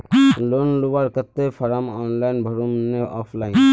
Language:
Magahi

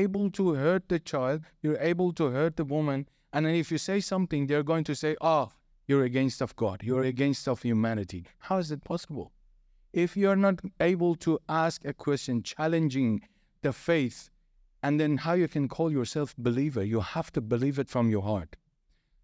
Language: English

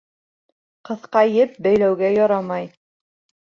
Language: Bashkir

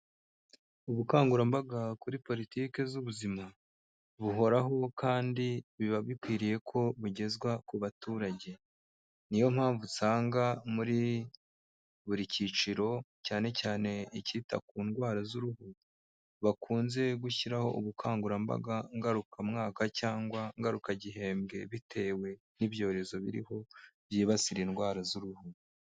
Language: Kinyarwanda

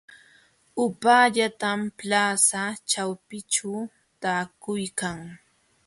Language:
Jauja Wanca Quechua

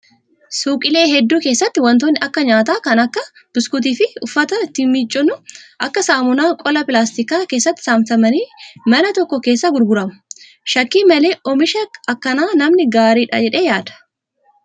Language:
Oromo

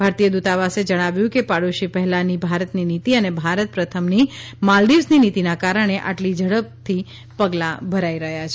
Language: Gujarati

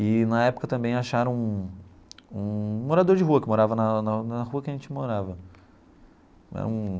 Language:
Portuguese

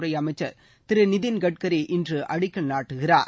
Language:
Tamil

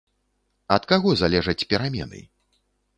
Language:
Belarusian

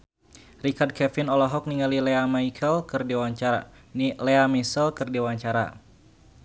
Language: Sundanese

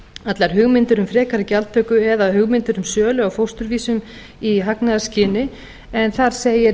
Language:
Icelandic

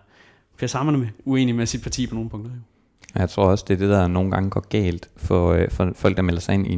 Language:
Danish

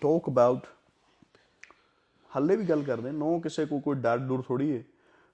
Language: Punjabi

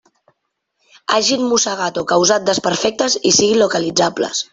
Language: Catalan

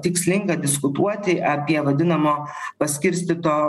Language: Lithuanian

